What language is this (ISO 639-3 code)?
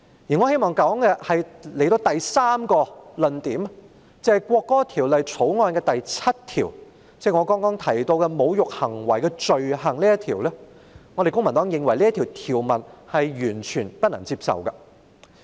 yue